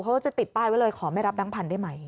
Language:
Thai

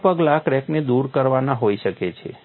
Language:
Gujarati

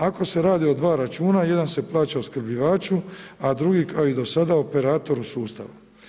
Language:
Croatian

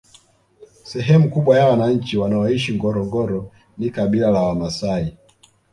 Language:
Swahili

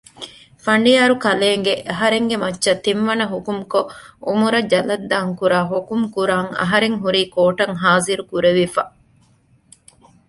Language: Divehi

